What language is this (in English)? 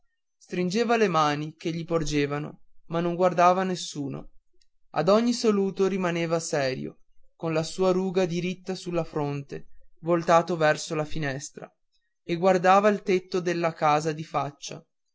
Italian